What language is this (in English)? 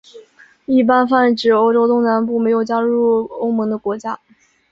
Chinese